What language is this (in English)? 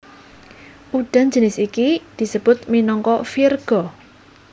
Javanese